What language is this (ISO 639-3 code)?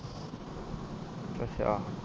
pan